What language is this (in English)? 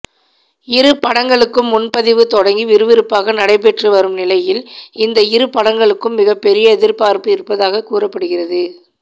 Tamil